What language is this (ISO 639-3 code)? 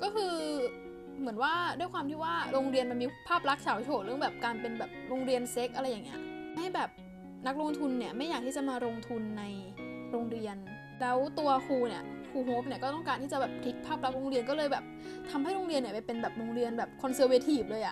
tha